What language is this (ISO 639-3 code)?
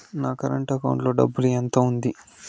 tel